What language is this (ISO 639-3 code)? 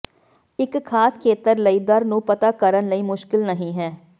pan